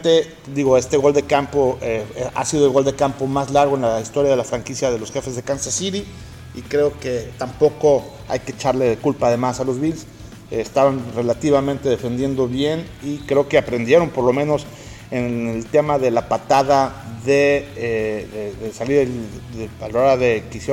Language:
Spanish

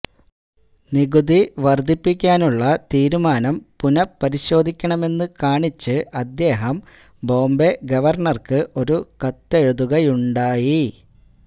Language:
Malayalam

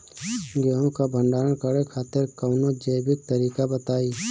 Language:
Bhojpuri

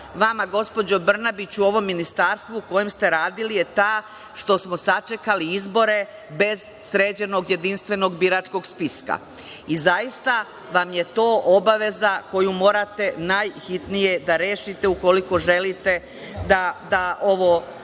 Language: Serbian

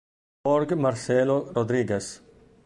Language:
Italian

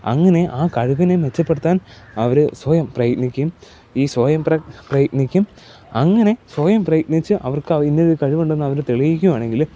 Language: Malayalam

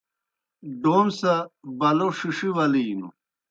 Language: Kohistani Shina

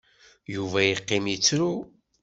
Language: Kabyle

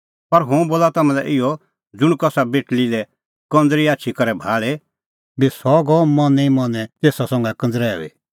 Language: Kullu Pahari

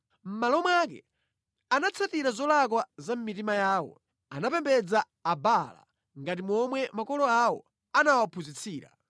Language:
Nyanja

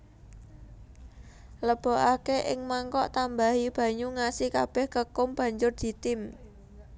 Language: Javanese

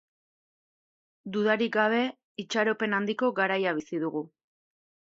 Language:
Basque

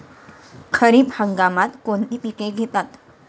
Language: Marathi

